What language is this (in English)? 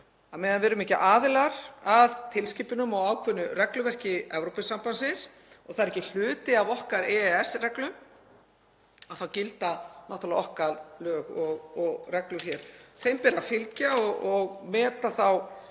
Icelandic